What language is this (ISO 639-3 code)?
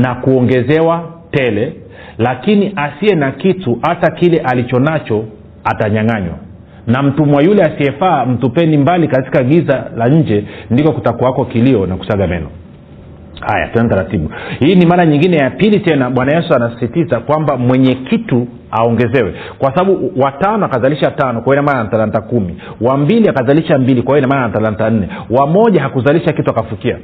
swa